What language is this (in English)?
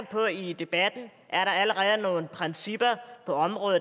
Danish